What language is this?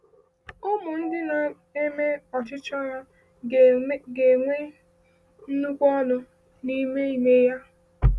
Igbo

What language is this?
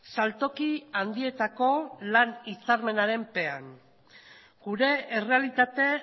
Basque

